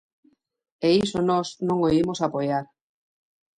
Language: Galician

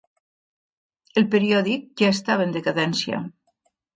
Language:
Catalan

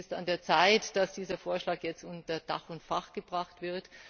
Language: German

